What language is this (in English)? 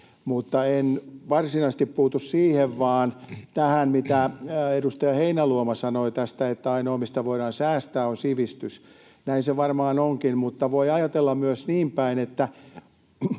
Finnish